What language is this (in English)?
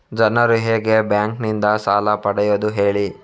Kannada